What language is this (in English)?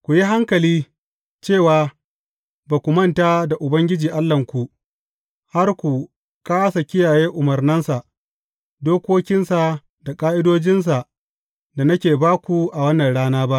Hausa